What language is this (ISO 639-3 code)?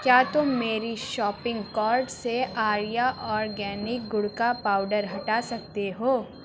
urd